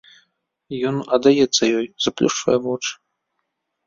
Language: Belarusian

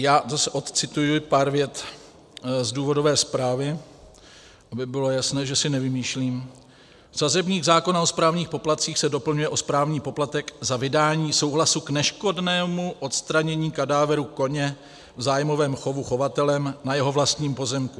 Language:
Czech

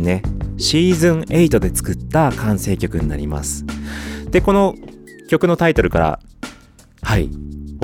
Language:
Japanese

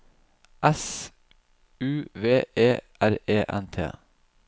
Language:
Norwegian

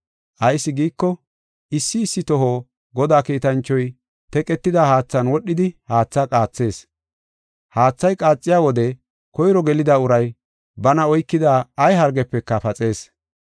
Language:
Gofa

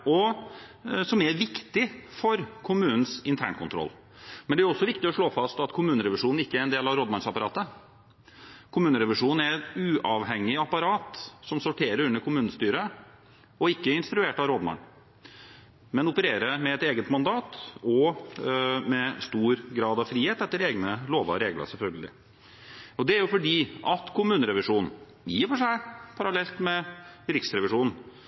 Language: Norwegian Bokmål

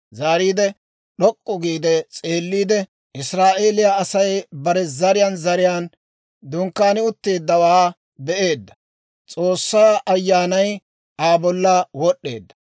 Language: Dawro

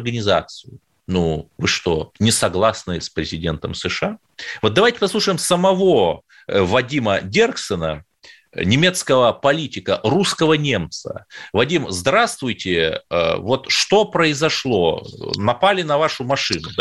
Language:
Russian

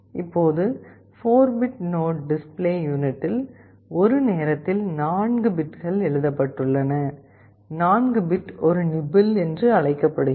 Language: Tamil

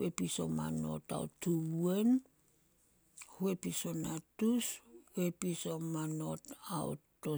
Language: Solos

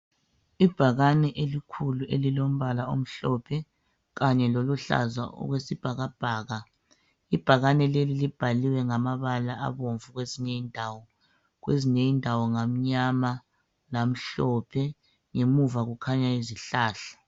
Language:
North Ndebele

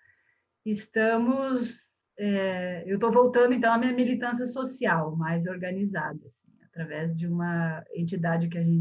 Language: Portuguese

